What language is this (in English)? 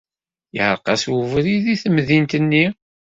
Kabyle